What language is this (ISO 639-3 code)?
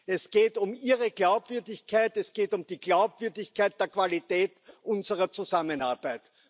deu